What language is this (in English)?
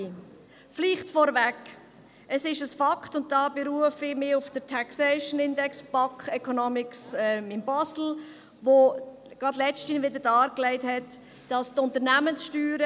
Swiss German